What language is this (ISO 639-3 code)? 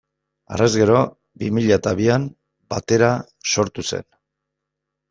eus